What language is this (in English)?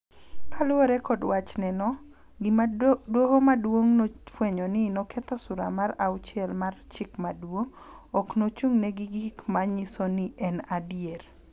Luo (Kenya and Tanzania)